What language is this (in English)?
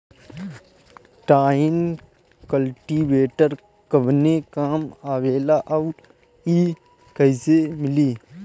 Bhojpuri